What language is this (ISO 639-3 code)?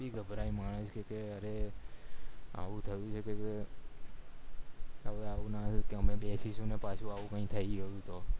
guj